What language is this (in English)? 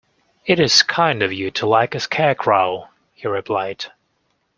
English